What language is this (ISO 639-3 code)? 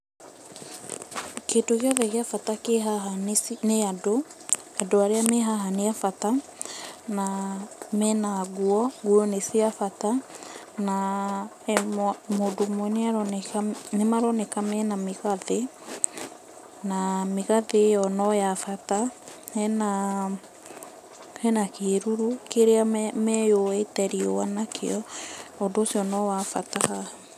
kik